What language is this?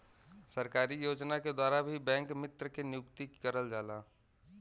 Bhojpuri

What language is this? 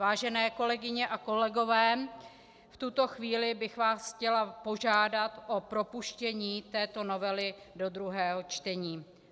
Czech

